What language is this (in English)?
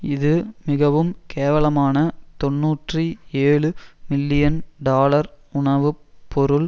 Tamil